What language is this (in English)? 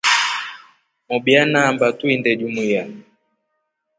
Rombo